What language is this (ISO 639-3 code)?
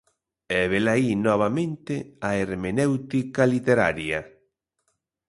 glg